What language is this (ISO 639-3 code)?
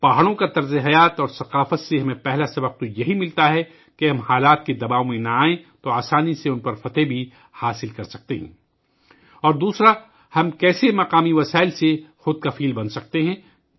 urd